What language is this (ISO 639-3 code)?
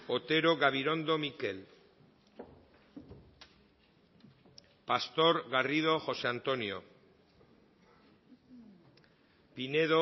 eus